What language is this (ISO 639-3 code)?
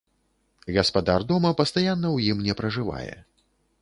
bel